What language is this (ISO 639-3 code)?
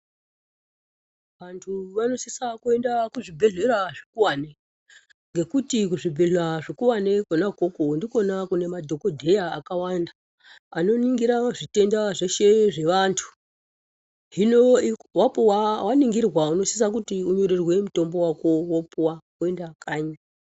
ndc